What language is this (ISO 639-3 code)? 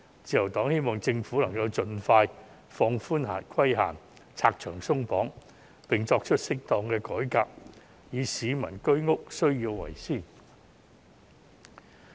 yue